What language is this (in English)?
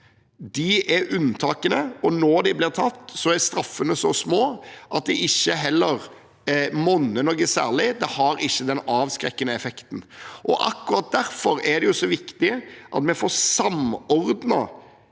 Norwegian